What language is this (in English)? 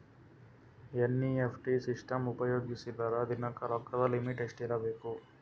Kannada